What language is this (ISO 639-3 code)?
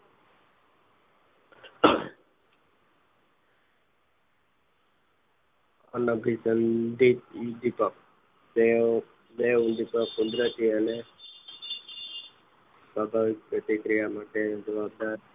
guj